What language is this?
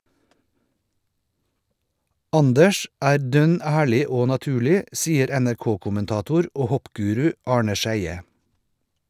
Norwegian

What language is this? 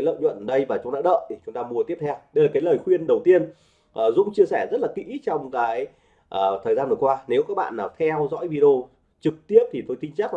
Vietnamese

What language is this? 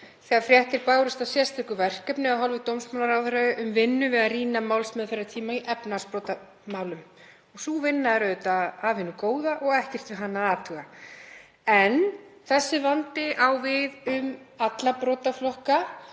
Icelandic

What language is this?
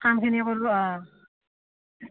Assamese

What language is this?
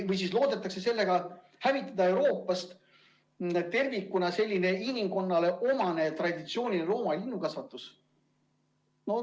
Estonian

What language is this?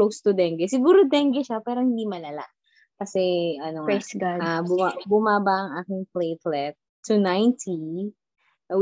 Filipino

